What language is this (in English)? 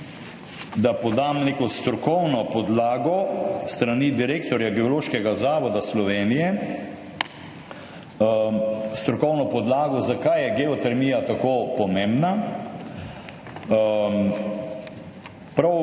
Slovenian